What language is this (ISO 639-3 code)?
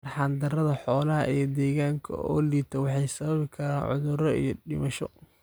som